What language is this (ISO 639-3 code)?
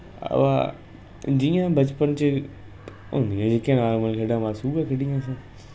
doi